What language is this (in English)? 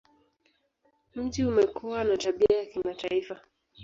Swahili